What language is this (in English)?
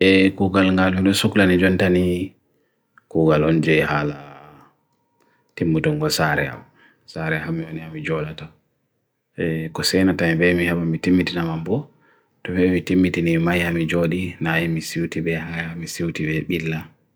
Bagirmi Fulfulde